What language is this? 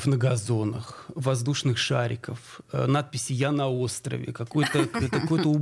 Russian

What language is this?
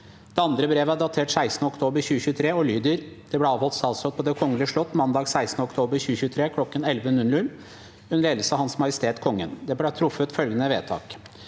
Norwegian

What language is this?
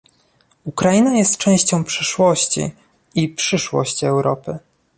Polish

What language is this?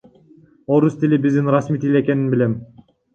Kyrgyz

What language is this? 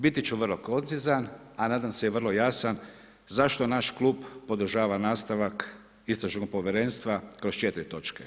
Croatian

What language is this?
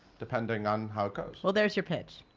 English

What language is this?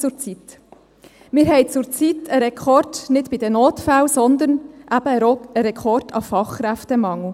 Swiss German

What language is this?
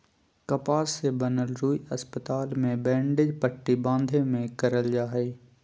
Magahi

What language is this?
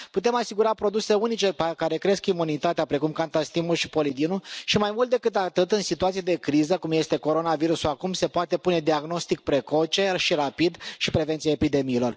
Romanian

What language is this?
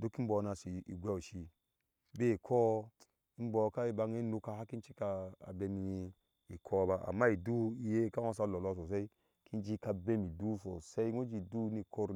Ashe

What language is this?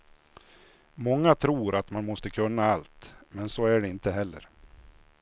Swedish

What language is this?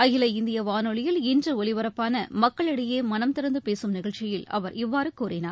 Tamil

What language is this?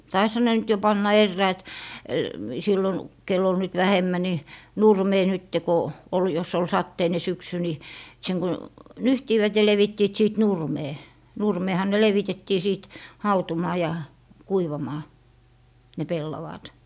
Finnish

